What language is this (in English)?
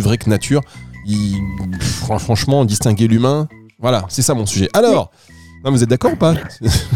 French